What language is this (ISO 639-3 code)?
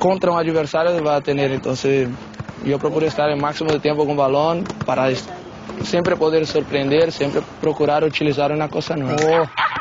por